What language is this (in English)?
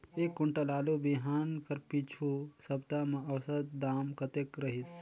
Chhattisgarhi